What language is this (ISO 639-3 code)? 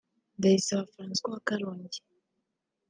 kin